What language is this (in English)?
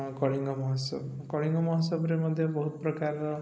Odia